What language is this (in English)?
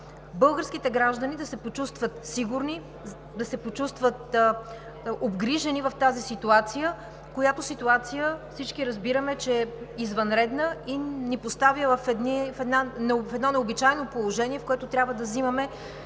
Bulgarian